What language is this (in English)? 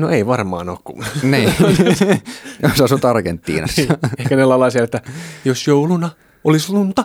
Finnish